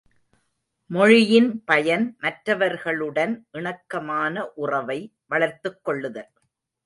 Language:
Tamil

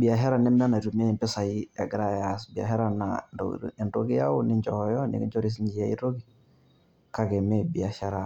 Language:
Masai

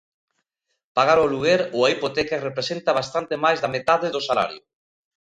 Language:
Galician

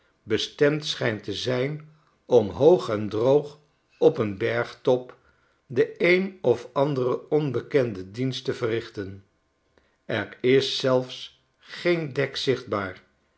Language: Dutch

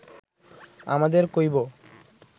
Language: Bangla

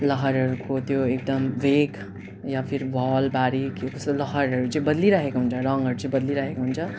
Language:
Nepali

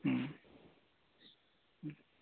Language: Santali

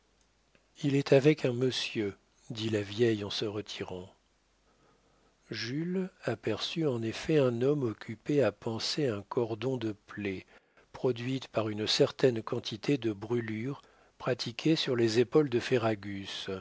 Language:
French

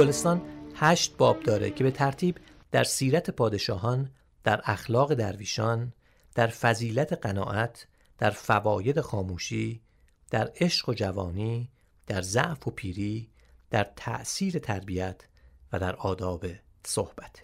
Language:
Persian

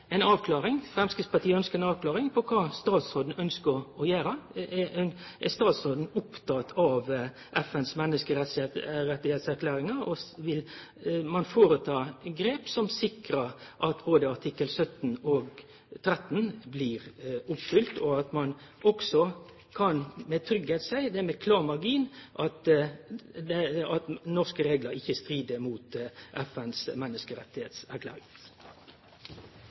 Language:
Norwegian Nynorsk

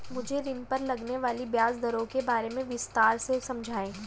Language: Hindi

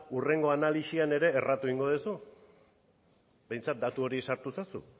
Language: Basque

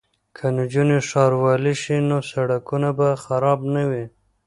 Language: Pashto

